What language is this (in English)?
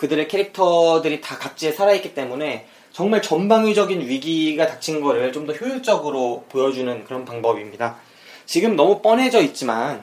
Korean